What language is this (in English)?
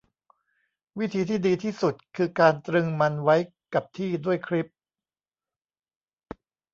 Thai